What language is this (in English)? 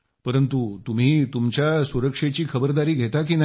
Marathi